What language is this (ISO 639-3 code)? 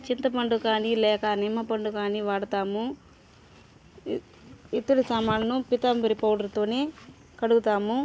tel